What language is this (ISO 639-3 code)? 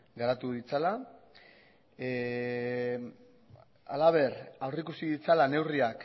eus